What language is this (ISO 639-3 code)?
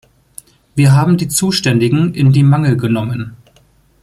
deu